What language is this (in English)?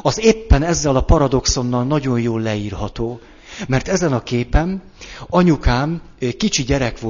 Hungarian